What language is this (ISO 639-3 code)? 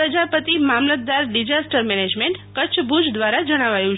guj